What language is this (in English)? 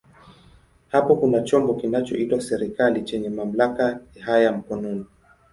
Swahili